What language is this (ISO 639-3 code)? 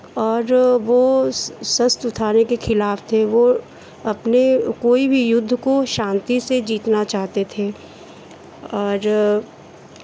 hin